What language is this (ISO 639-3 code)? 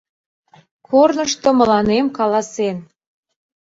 chm